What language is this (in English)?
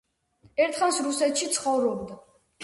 Georgian